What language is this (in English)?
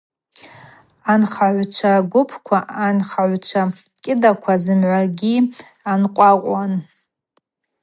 Abaza